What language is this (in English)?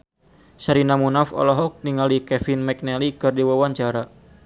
Sundanese